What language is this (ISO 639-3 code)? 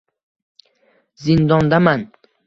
uzb